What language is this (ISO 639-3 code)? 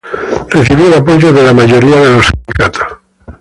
spa